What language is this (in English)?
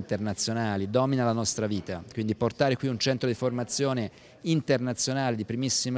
Italian